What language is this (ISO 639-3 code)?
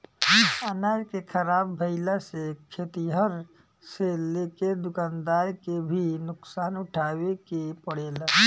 bho